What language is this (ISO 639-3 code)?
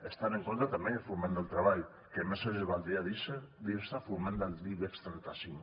cat